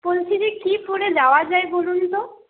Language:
Bangla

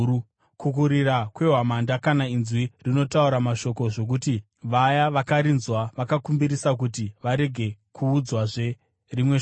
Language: Shona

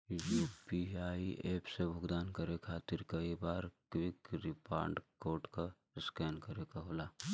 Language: Bhojpuri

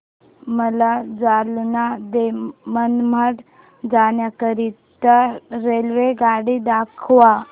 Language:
Marathi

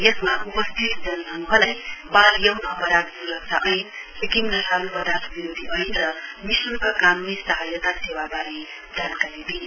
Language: Nepali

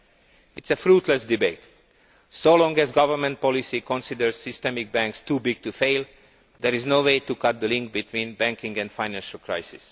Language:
English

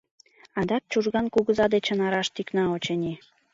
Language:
Mari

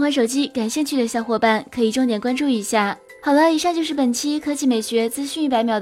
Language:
Chinese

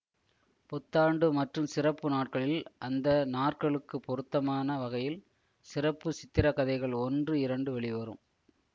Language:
Tamil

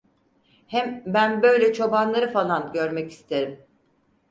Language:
Turkish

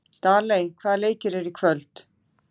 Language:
Icelandic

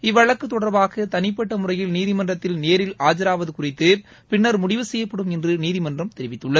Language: Tamil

